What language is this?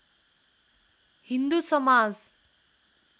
Nepali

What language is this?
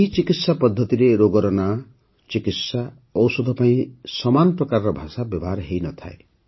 Odia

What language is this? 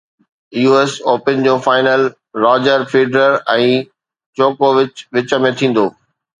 Sindhi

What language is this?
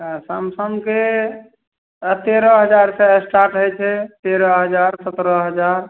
Maithili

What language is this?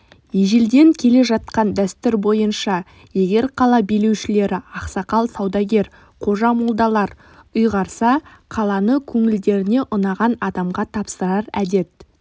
Kazakh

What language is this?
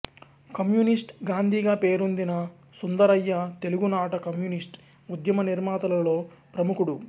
Telugu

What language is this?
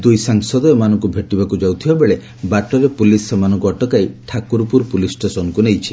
Odia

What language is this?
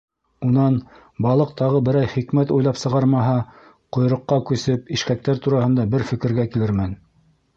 Bashkir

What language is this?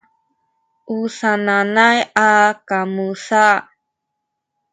Sakizaya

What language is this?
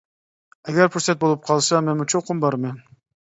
Uyghur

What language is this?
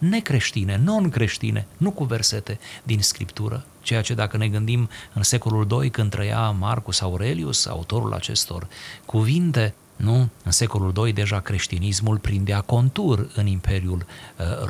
Romanian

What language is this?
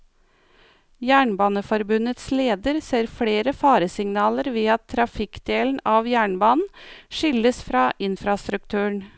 Norwegian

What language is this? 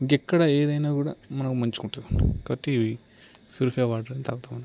Telugu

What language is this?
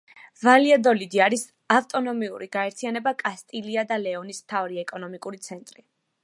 Georgian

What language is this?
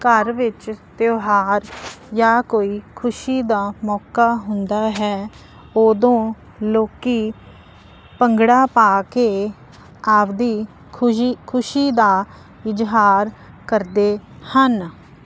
Punjabi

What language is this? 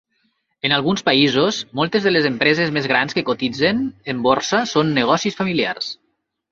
Catalan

